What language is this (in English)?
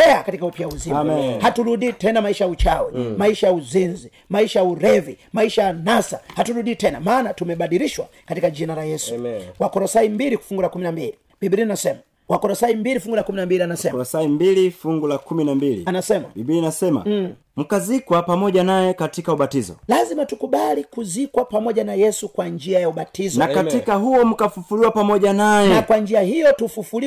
Swahili